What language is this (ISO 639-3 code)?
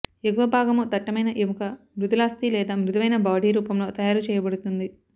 tel